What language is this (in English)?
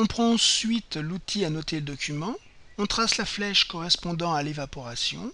French